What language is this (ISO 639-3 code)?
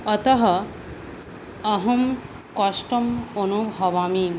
san